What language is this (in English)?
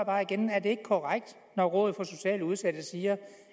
Danish